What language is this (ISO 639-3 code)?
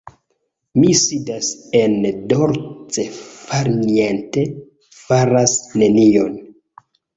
epo